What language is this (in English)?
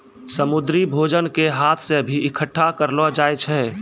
Maithili